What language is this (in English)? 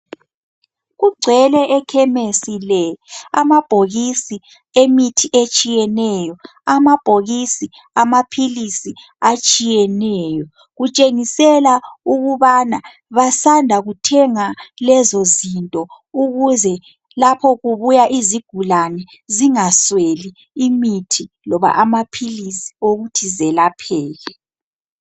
North Ndebele